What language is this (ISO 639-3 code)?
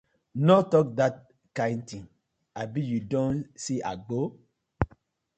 pcm